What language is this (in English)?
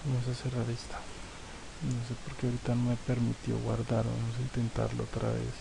Spanish